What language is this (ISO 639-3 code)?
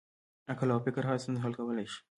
pus